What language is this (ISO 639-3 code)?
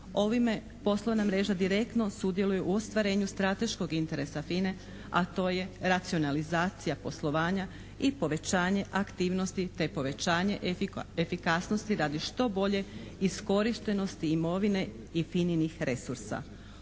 hrv